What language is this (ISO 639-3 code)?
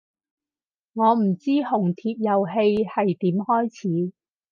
yue